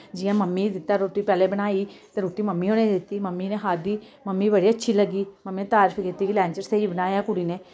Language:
Dogri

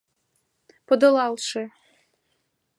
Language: Mari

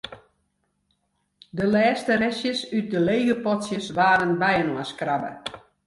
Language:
Western Frisian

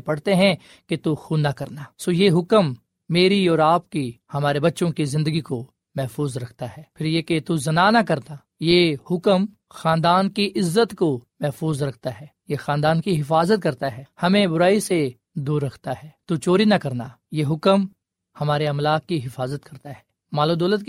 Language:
Urdu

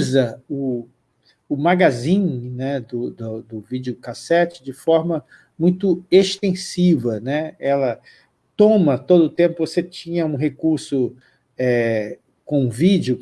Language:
Portuguese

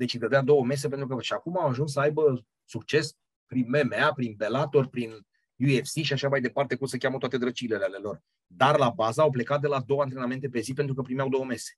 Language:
Romanian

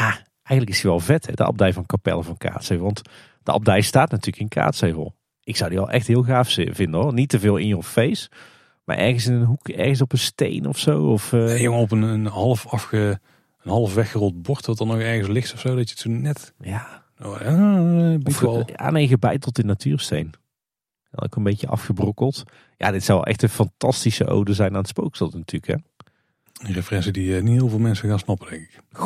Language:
Dutch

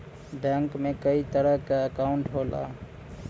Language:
Bhojpuri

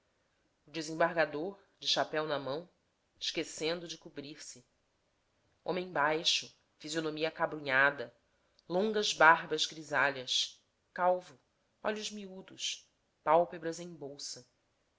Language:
Portuguese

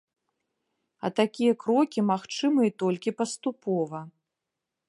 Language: Belarusian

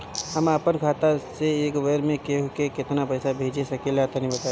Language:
Bhojpuri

